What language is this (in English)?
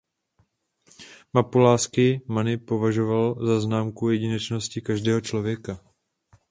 Czech